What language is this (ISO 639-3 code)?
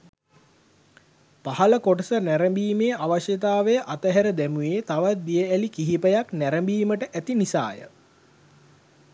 sin